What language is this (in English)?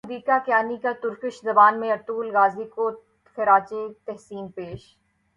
Urdu